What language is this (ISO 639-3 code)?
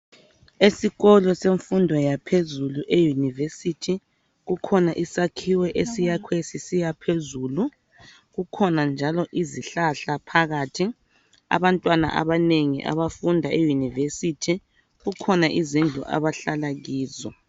nde